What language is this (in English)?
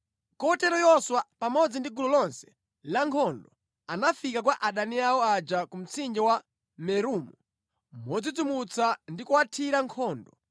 Nyanja